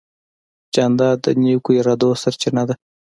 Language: Pashto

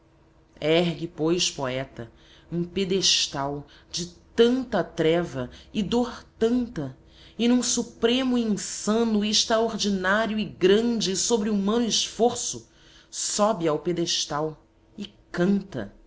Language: Portuguese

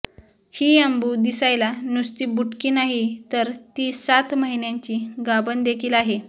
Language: Marathi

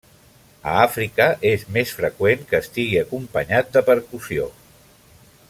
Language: Catalan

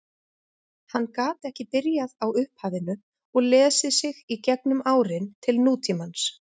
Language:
Icelandic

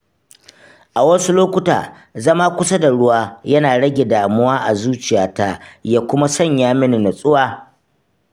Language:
Hausa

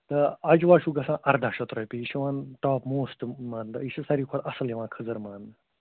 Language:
Kashmiri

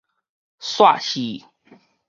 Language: Min Nan Chinese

